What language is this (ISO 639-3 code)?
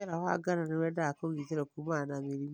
kik